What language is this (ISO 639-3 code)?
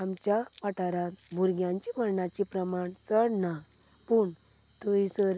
kok